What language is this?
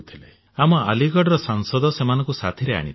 Odia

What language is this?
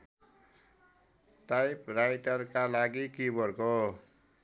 Nepali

